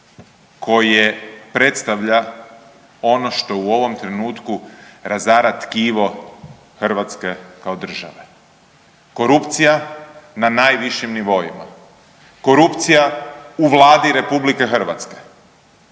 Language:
Croatian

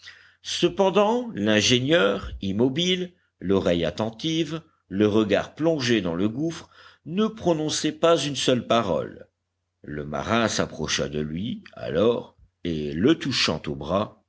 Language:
French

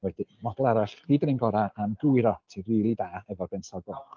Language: Welsh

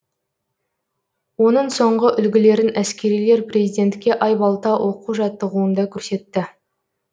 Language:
Kazakh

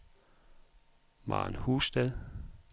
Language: Danish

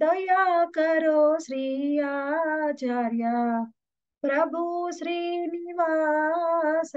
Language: Hindi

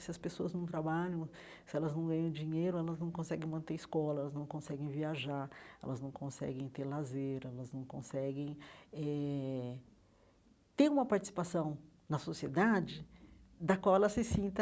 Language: Portuguese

